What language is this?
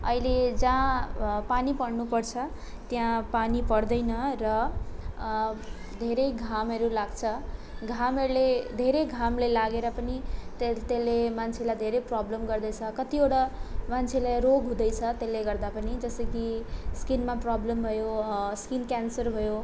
Nepali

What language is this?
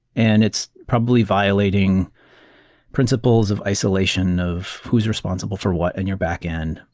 English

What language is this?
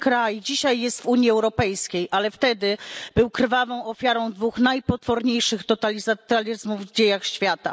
Polish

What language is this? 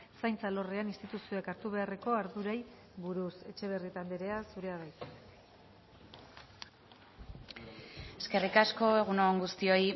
Basque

